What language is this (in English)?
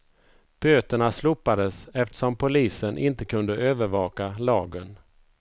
Swedish